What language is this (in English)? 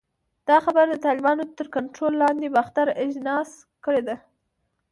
Pashto